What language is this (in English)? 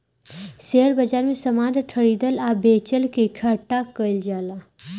Bhojpuri